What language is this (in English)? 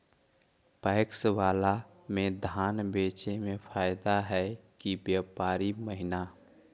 Magahi